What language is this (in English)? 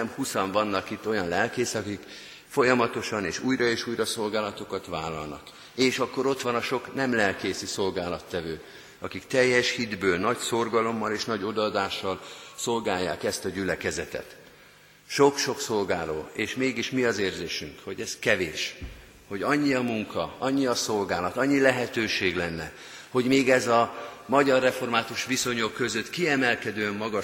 Hungarian